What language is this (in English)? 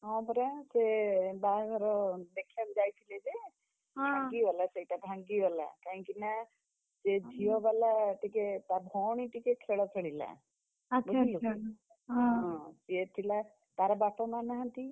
Odia